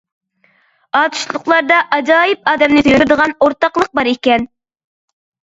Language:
Uyghur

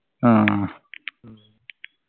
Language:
Malayalam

